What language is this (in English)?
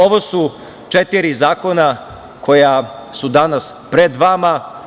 Serbian